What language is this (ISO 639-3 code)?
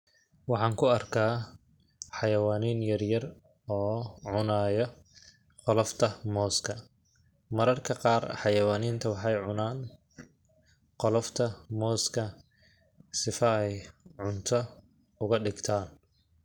som